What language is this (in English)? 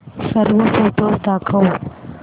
Marathi